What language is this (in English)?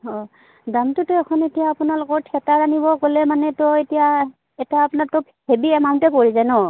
Assamese